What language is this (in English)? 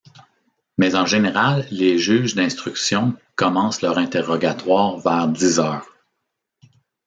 French